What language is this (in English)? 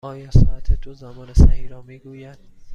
Persian